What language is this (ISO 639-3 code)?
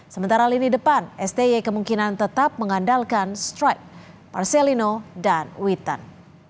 ind